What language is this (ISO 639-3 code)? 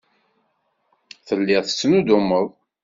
kab